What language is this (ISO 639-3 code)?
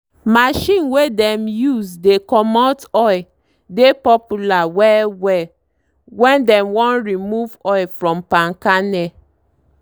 pcm